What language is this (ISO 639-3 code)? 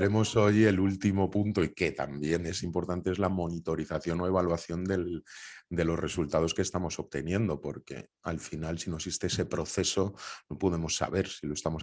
spa